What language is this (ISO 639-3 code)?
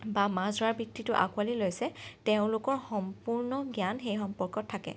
asm